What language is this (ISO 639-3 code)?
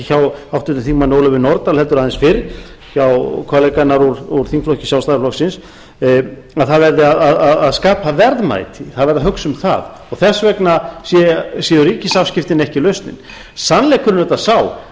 isl